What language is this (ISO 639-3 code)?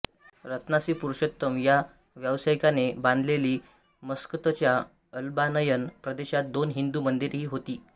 mar